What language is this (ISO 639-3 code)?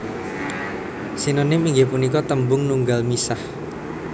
jav